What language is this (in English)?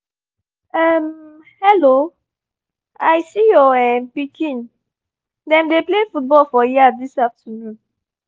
Nigerian Pidgin